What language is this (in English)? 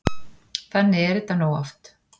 Icelandic